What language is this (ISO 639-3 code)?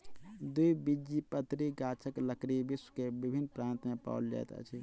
mai